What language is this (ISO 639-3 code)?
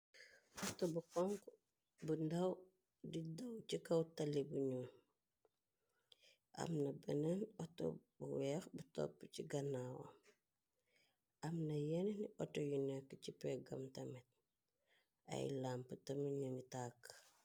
wol